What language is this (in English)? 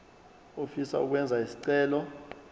Zulu